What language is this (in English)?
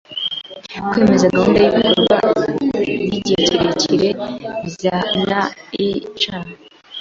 Kinyarwanda